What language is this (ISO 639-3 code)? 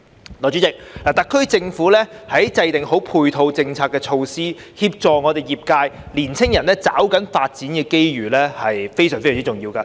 yue